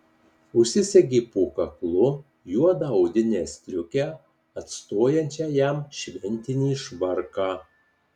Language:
Lithuanian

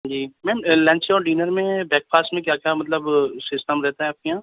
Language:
Urdu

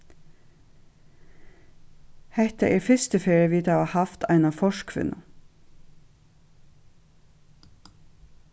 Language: Faroese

